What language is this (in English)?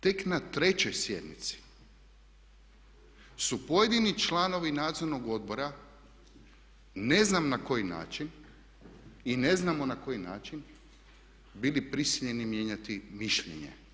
Croatian